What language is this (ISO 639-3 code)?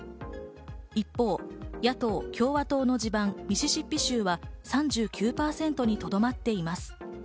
jpn